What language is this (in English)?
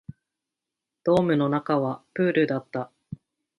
Japanese